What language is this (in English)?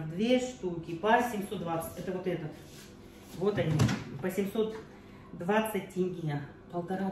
Russian